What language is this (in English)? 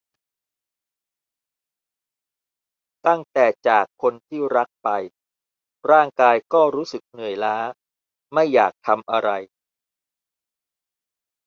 Thai